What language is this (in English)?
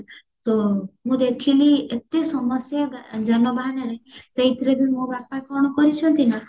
Odia